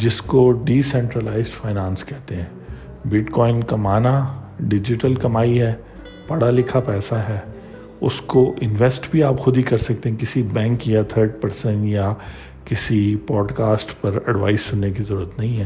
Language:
Urdu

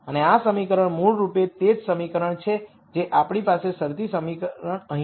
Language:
Gujarati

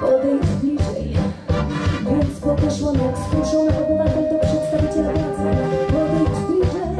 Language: Polish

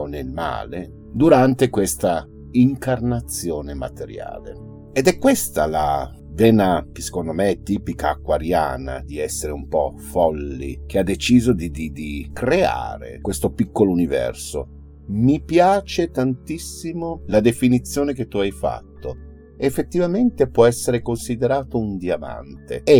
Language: Italian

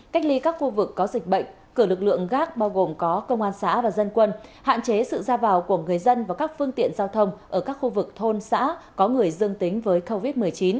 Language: Vietnamese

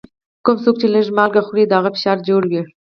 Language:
Pashto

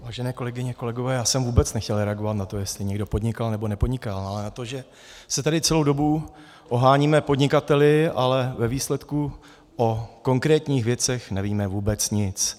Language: Czech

